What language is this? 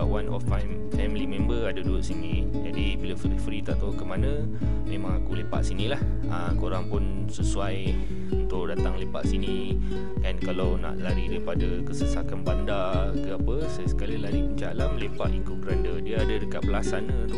Malay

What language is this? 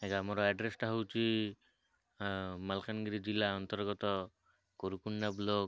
Odia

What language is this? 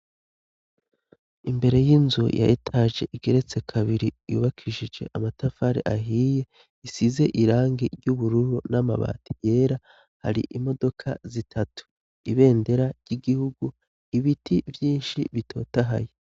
Rundi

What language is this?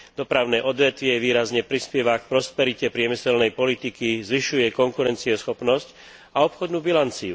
Slovak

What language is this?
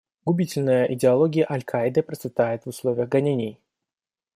Russian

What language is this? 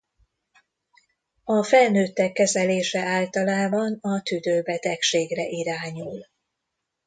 Hungarian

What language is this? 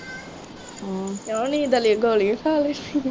Punjabi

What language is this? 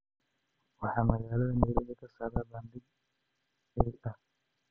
Somali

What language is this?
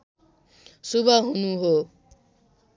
Nepali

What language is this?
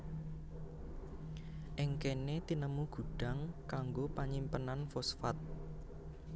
Javanese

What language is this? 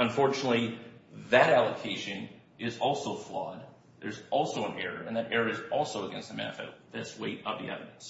English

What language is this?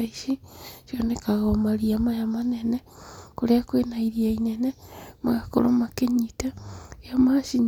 Kikuyu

